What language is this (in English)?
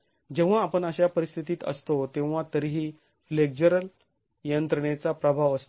Marathi